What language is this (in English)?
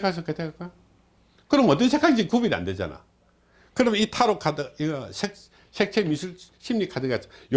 Korean